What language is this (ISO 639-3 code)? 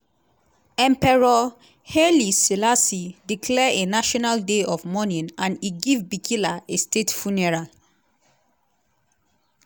pcm